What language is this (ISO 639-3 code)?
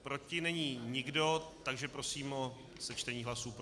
ces